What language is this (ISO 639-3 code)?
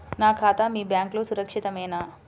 tel